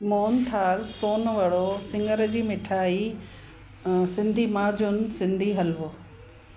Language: Sindhi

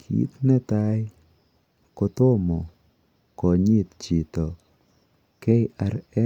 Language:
Kalenjin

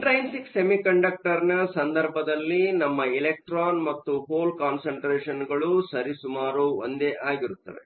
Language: Kannada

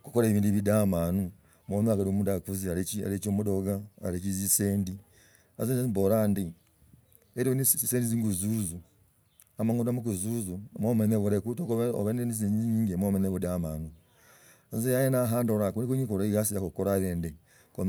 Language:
Logooli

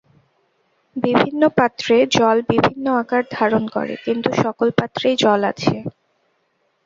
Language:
Bangla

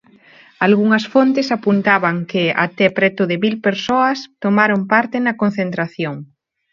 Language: Galician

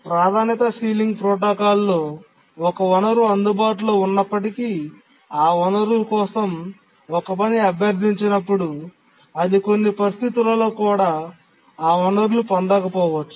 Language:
Telugu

